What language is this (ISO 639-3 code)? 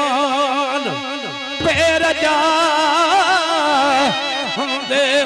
ara